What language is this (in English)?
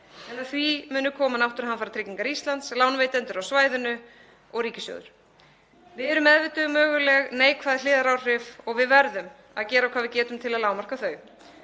Icelandic